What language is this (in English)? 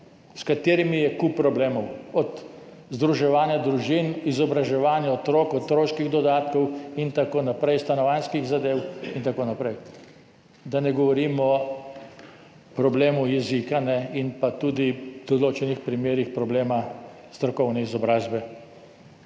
Slovenian